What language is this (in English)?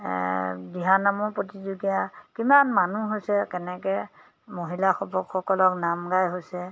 Assamese